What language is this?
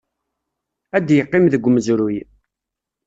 Kabyle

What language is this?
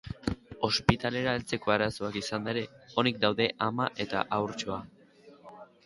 Basque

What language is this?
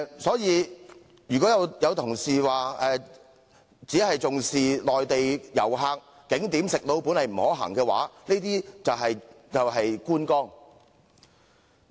Cantonese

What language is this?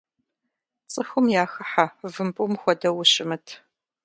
Kabardian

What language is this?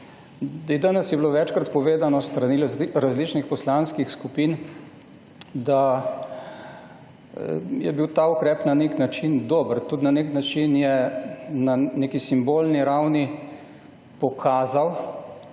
Slovenian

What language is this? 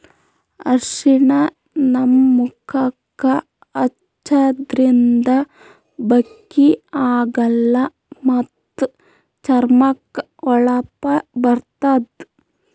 Kannada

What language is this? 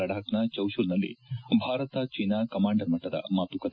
Kannada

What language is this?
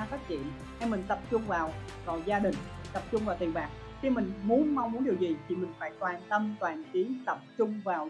Vietnamese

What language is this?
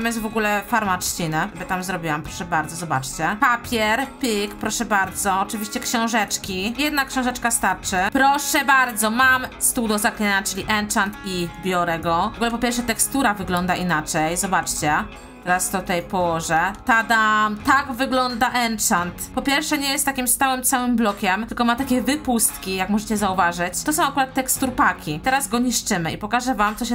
Polish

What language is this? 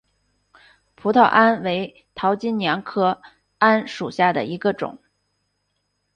Chinese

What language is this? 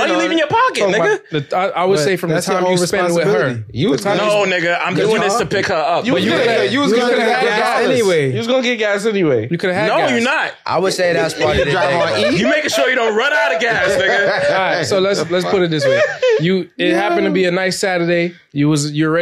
English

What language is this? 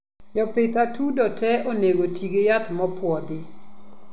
Luo (Kenya and Tanzania)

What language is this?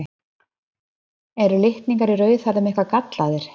Icelandic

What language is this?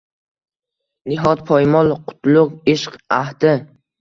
Uzbek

